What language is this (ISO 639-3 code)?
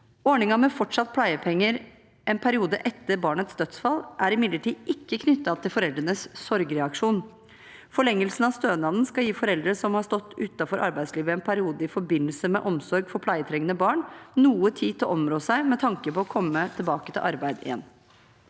nor